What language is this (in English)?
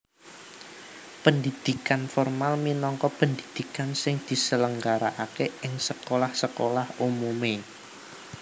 Javanese